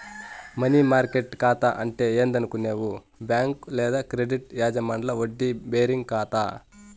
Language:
Telugu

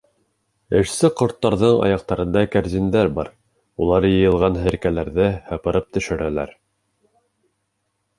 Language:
Bashkir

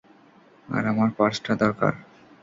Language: Bangla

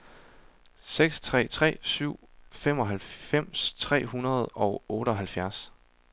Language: Danish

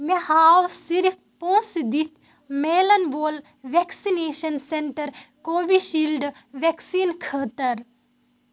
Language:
Kashmiri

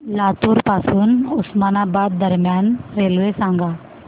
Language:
Marathi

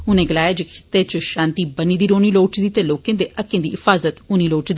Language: Dogri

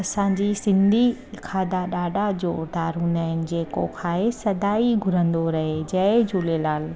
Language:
Sindhi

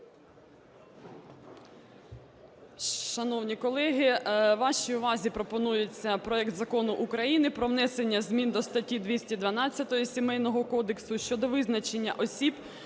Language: Ukrainian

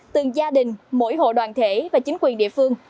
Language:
Vietnamese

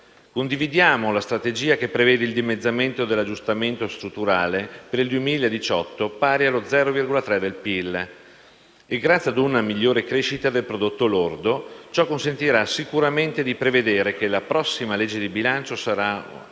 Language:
Italian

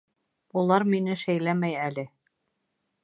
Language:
Bashkir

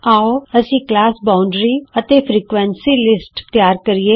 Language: Punjabi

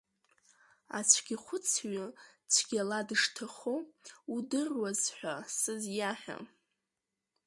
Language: Abkhazian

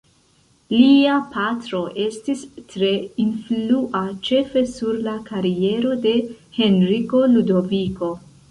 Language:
Esperanto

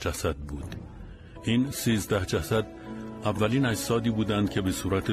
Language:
Persian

